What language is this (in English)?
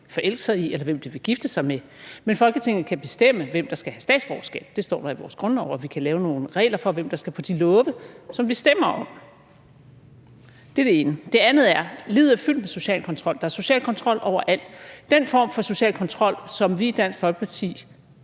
Danish